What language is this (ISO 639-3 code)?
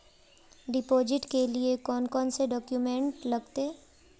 mag